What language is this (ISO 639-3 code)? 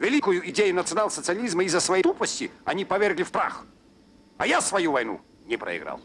rus